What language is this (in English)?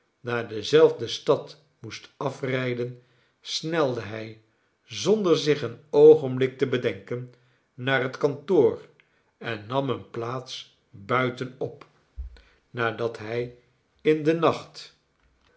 Dutch